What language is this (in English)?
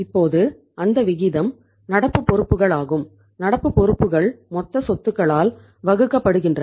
Tamil